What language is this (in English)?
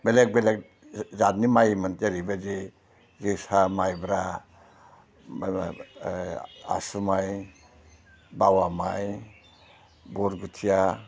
Bodo